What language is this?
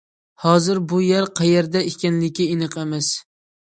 Uyghur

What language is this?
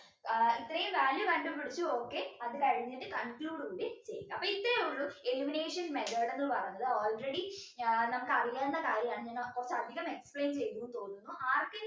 Malayalam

